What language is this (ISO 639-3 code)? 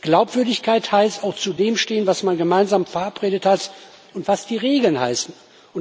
deu